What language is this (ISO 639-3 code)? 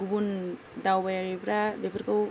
brx